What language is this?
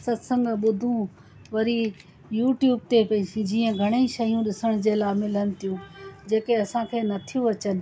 Sindhi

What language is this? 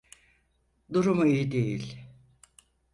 Turkish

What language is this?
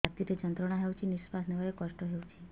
Odia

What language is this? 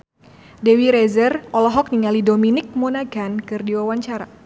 Sundanese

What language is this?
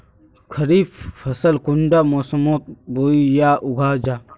Magahi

